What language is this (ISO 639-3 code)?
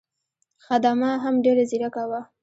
pus